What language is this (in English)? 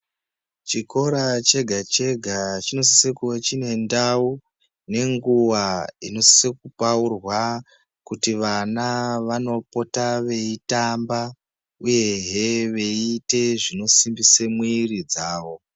Ndau